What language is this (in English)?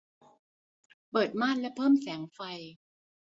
Thai